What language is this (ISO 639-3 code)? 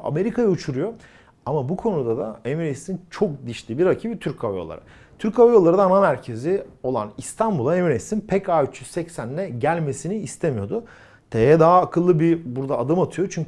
tur